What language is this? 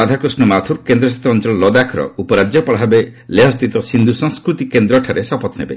Odia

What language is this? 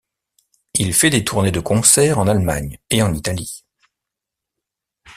French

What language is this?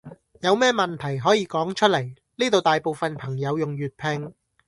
Cantonese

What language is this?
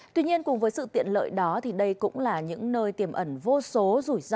Vietnamese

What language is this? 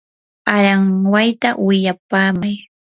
Yanahuanca Pasco Quechua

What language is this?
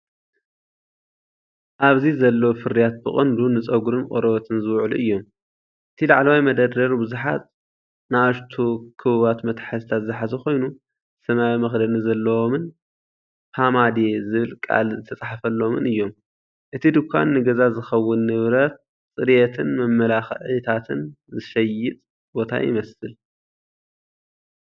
Tigrinya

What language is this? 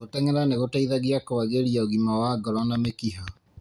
Kikuyu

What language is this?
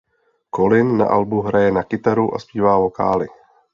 Czech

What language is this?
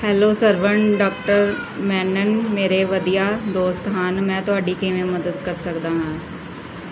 Punjabi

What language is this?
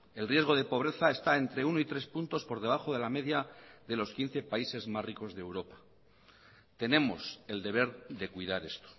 Spanish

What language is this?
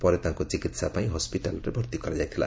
Odia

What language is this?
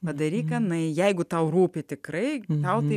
Lithuanian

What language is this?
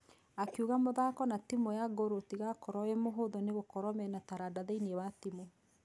Kikuyu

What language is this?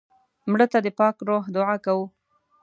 Pashto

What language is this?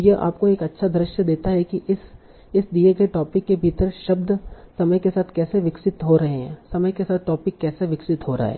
Hindi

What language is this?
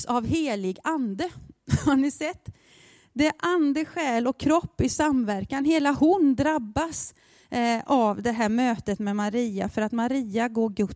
Swedish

